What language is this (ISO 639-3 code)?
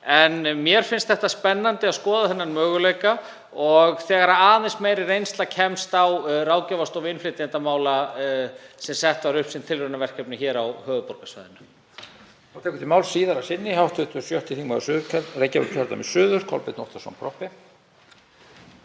isl